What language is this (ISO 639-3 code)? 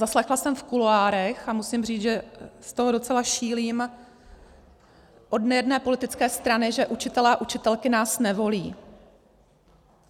ces